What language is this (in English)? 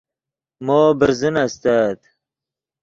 Yidgha